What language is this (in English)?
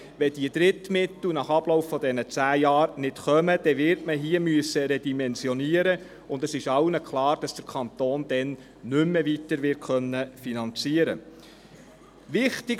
Swiss German